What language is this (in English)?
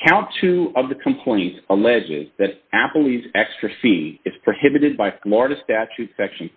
English